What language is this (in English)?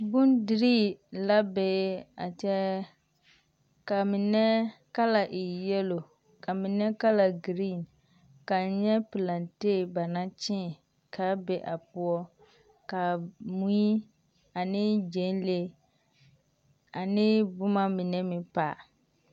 Southern Dagaare